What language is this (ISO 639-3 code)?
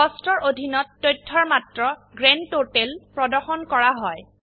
asm